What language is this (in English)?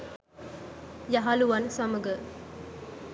Sinhala